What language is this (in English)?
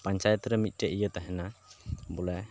Santali